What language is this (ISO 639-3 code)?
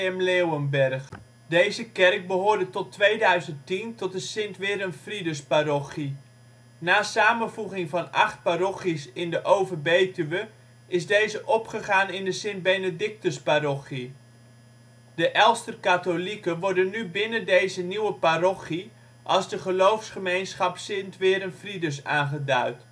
nld